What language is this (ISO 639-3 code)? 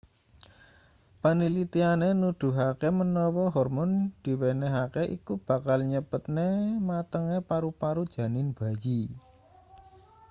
jav